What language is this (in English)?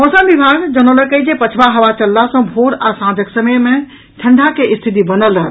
Maithili